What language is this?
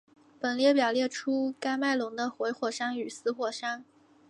Chinese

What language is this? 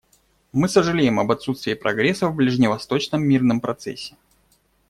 Russian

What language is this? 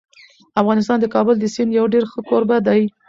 Pashto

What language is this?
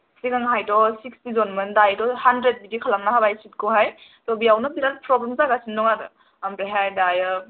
Bodo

